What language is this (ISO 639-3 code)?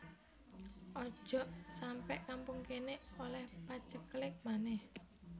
jav